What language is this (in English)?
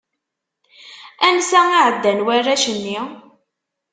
Kabyle